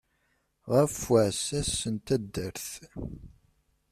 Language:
Kabyle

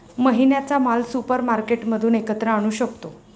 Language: Marathi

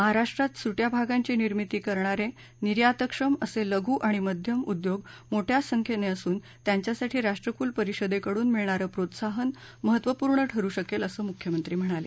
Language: Marathi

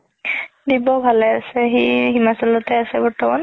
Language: Assamese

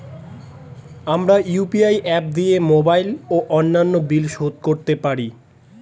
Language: Bangla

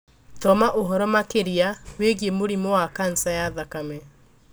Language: Kikuyu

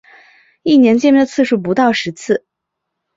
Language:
Chinese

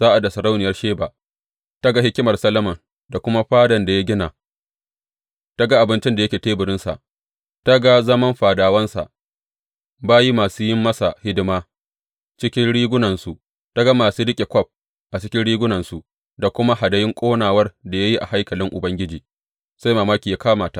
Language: Hausa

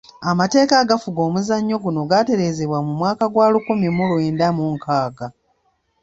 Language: Ganda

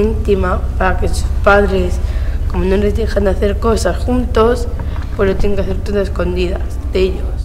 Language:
Spanish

